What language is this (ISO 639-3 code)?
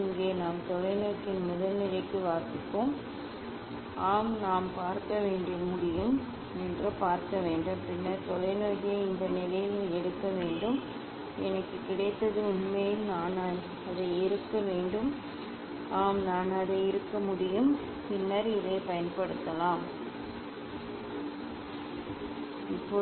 tam